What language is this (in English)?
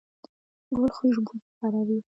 Pashto